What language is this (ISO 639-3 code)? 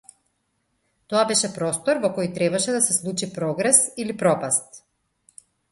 mkd